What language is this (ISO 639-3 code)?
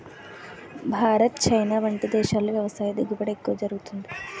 tel